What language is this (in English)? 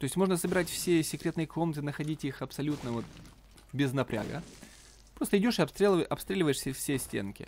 Russian